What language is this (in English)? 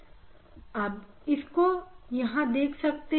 Hindi